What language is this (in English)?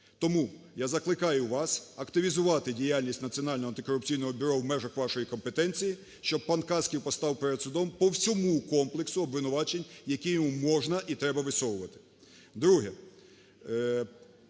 Ukrainian